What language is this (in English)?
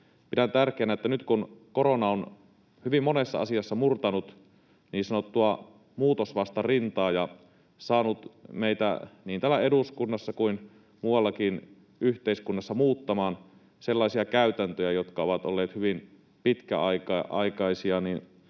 Finnish